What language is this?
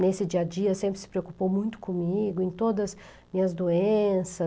Portuguese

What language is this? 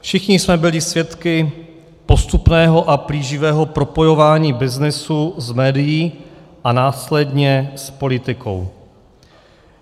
Czech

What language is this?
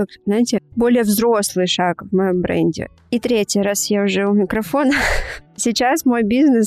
Russian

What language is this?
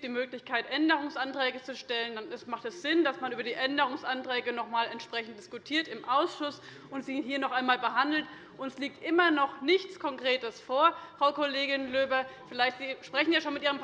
German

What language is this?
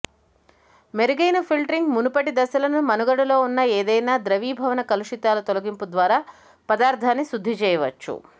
Telugu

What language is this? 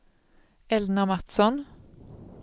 Swedish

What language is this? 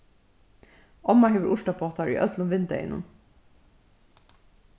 Faroese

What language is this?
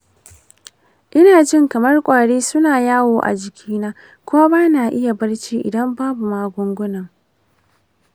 Hausa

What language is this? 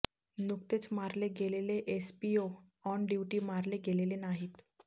Marathi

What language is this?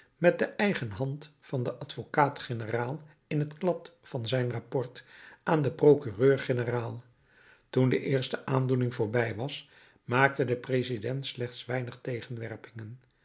Dutch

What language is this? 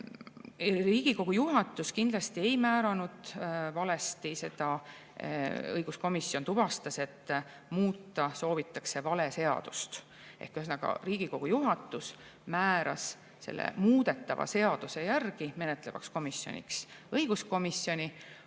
Estonian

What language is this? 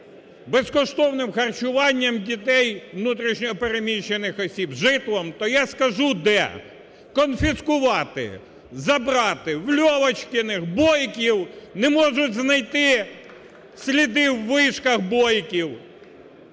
Ukrainian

